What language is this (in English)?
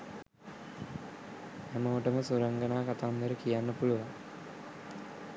Sinhala